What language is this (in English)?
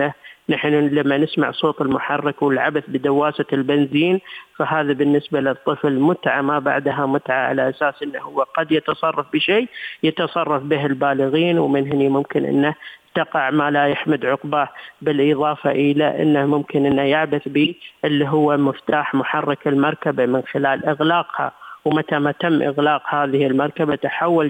Arabic